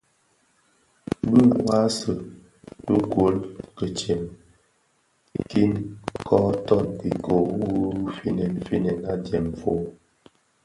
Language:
Bafia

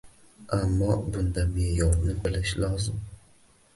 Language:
Uzbek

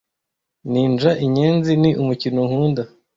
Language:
Kinyarwanda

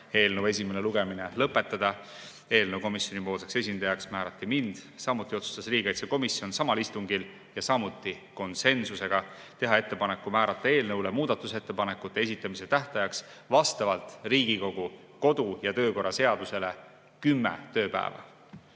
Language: Estonian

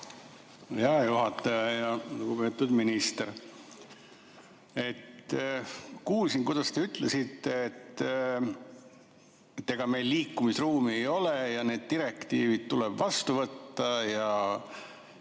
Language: Estonian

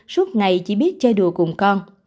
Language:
Vietnamese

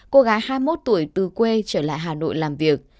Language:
Vietnamese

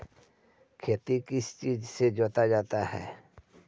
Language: Magahi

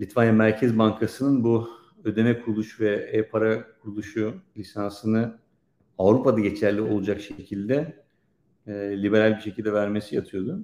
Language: Turkish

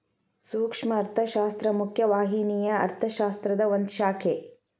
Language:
Kannada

